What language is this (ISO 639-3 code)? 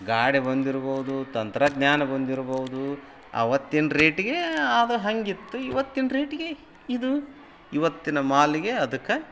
kan